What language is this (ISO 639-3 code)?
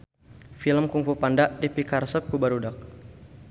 sun